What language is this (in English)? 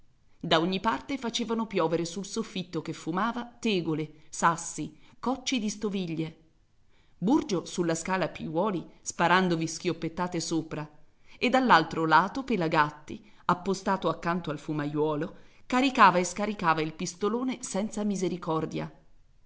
Italian